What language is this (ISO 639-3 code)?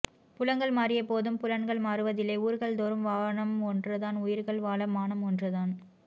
tam